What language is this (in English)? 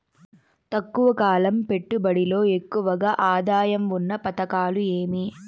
Telugu